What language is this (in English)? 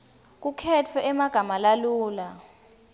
Swati